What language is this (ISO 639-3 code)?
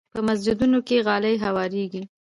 pus